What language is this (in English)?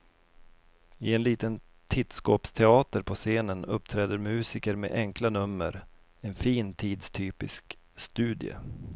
Swedish